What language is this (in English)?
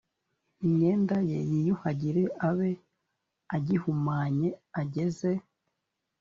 Kinyarwanda